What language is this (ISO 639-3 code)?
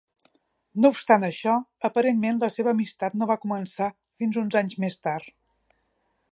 cat